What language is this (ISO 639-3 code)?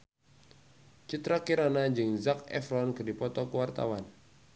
sun